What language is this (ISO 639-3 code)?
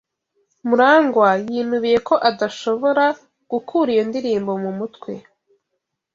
kin